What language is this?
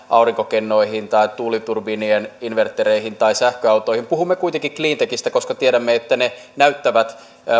Finnish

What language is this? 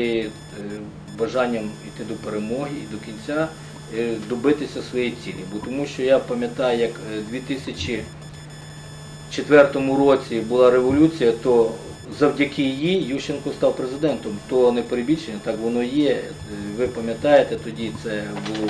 Ukrainian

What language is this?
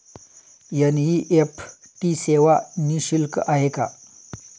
Marathi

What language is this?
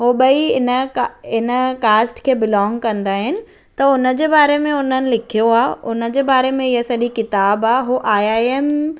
Sindhi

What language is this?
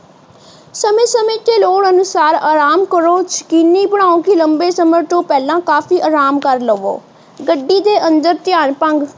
Punjabi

